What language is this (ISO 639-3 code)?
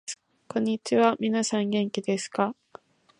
jpn